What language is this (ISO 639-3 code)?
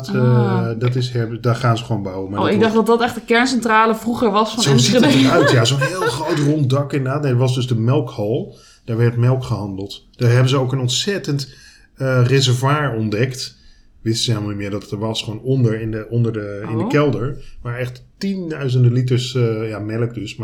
nld